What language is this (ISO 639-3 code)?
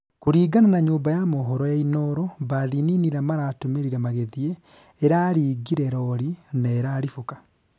kik